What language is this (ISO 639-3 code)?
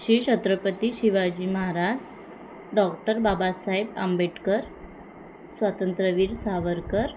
mar